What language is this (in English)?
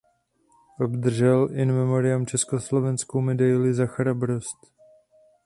Czech